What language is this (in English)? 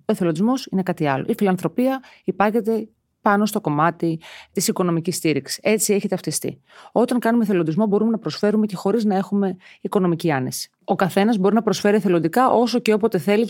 Greek